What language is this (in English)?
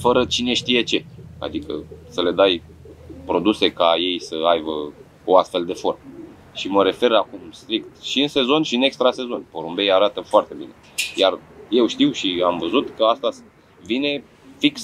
Romanian